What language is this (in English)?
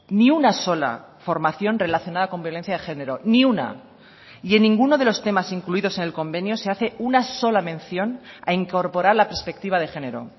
Spanish